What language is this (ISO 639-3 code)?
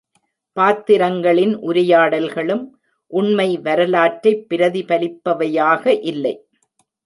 tam